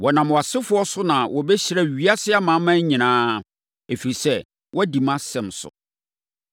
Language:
Akan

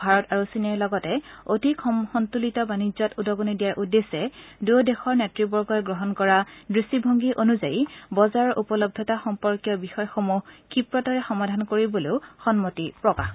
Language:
Assamese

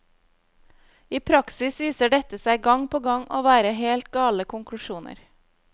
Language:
Norwegian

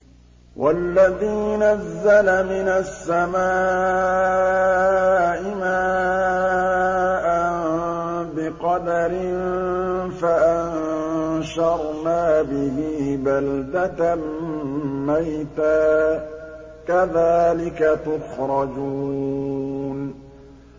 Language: Arabic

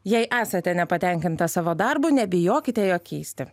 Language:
Lithuanian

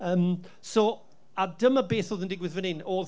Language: Welsh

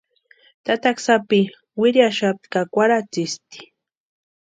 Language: Western Highland Purepecha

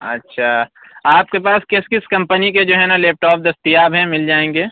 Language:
Urdu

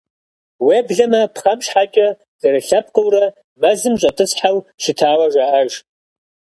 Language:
Kabardian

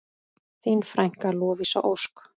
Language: Icelandic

